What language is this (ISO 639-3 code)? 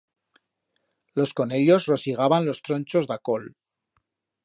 arg